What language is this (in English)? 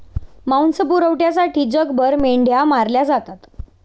Marathi